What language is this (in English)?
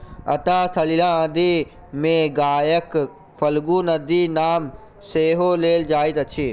Maithili